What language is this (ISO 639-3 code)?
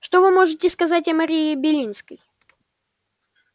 rus